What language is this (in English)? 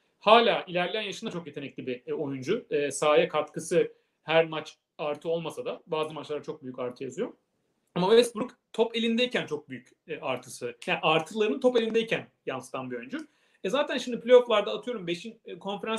Turkish